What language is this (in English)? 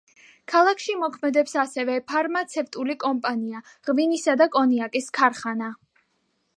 Georgian